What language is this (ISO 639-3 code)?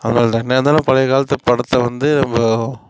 tam